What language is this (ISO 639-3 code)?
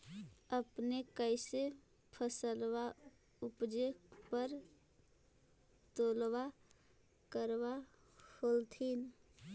mag